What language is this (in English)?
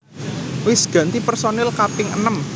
Javanese